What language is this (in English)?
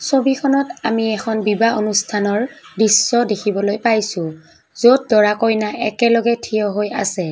Assamese